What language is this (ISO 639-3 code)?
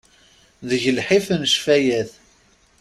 kab